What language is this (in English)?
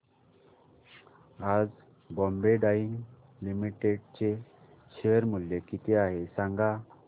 Marathi